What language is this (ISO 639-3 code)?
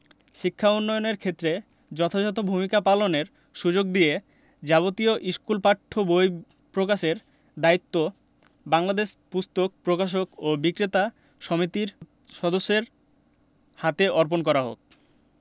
ben